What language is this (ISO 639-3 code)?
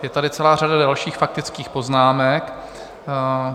ces